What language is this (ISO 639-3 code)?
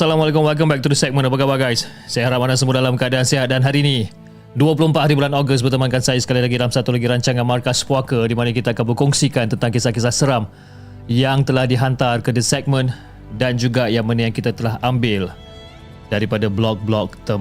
msa